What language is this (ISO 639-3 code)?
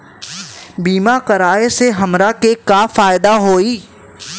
bho